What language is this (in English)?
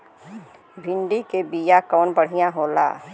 Bhojpuri